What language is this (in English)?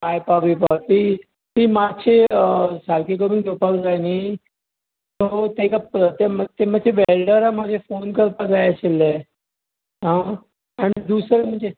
Konkani